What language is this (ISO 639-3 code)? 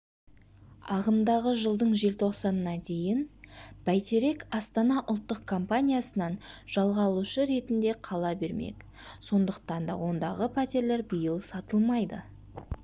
kaz